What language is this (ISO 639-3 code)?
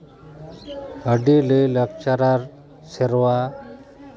sat